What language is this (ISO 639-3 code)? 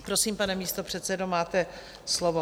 ces